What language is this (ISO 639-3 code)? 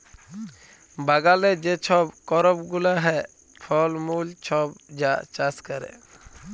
ben